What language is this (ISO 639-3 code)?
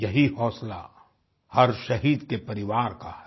hin